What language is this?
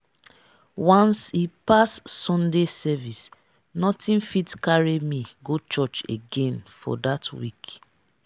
Nigerian Pidgin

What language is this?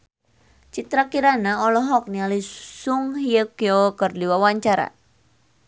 Sundanese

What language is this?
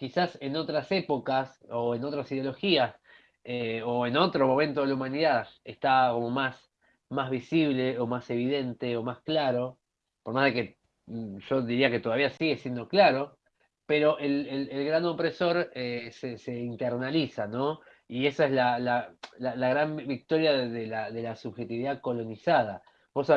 Spanish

